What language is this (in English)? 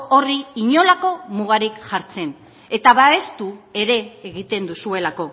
Basque